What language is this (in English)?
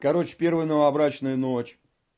Russian